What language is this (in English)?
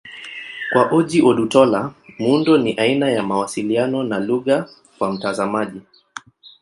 Swahili